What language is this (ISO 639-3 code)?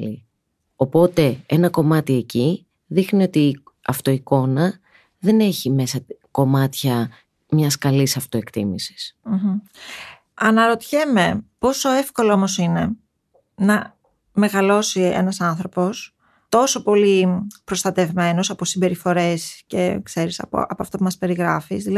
ell